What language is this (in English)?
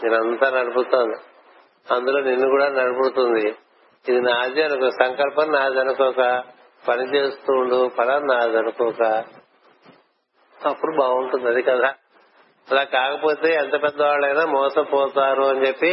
Telugu